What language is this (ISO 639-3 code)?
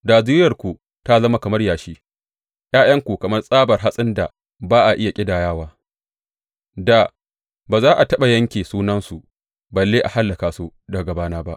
hau